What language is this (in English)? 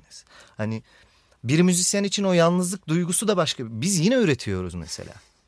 Turkish